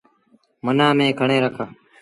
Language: Sindhi Bhil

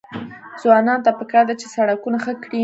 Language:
Pashto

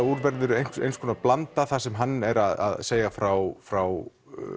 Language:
Icelandic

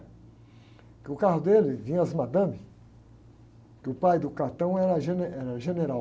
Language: Portuguese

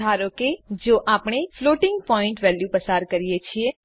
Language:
Gujarati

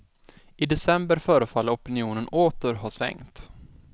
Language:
Swedish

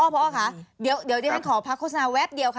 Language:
Thai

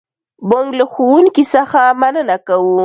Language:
Pashto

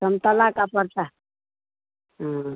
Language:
Hindi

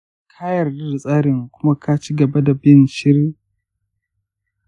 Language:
Hausa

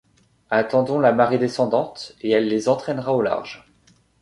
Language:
French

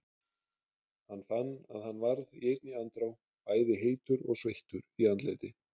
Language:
Icelandic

